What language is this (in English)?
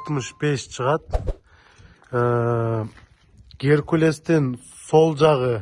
Turkish